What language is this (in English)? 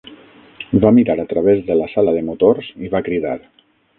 Catalan